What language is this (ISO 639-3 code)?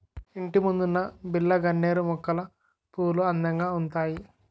tel